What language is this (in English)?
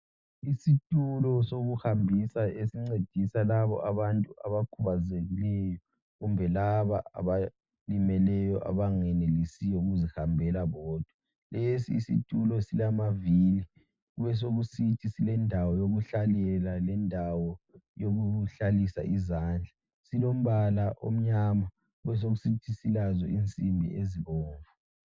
North Ndebele